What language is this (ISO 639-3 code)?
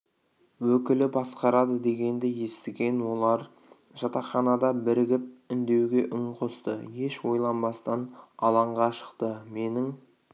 kaz